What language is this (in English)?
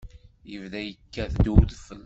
Kabyle